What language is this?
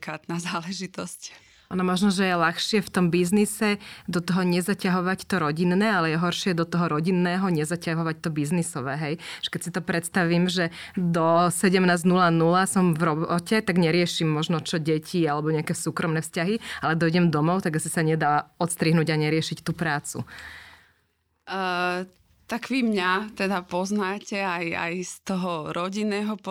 Slovak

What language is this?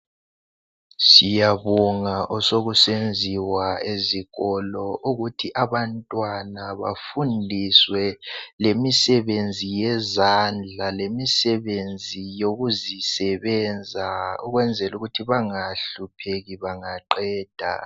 North Ndebele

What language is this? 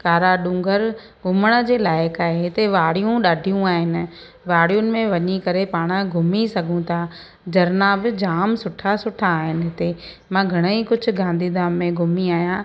Sindhi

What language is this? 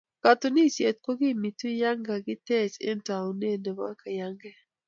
Kalenjin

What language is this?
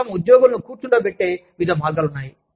Telugu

